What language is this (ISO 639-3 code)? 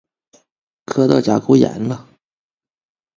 zho